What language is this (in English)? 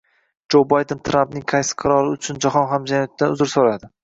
Uzbek